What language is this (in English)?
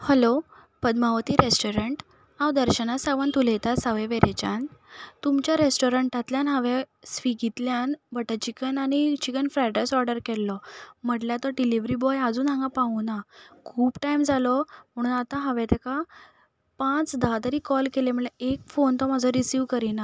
Konkani